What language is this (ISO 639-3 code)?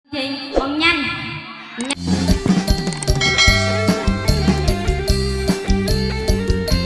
vie